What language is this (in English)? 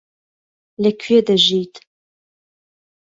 Central Kurdish